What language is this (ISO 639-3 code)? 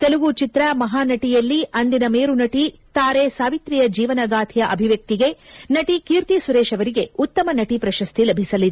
kan